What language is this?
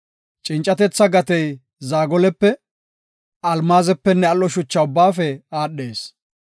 Gofa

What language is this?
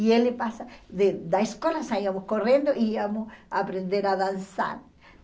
Portuguese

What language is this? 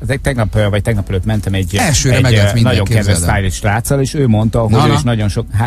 Hungarian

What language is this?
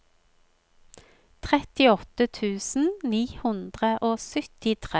Norwegian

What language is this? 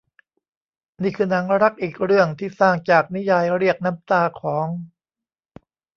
Thai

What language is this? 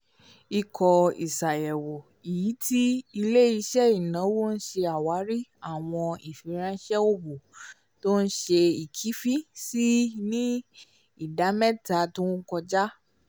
Yoruba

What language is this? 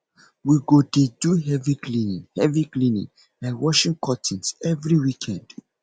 Nigerian Pidgin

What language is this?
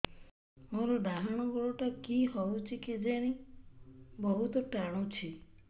Odia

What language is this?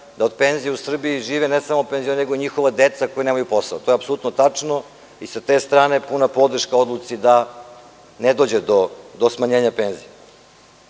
Serbian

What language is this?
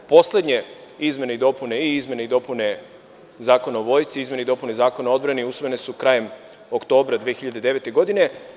Serbian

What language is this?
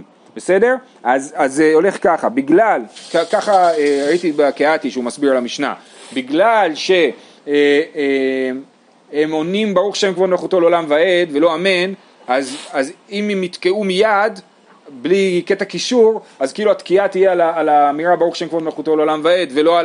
Hebrew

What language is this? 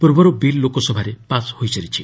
Odia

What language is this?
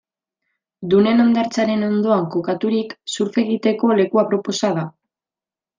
Basque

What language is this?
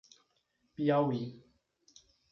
Portuguese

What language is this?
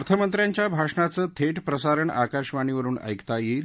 Marathi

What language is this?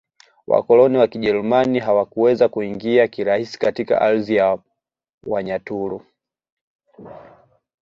Swahili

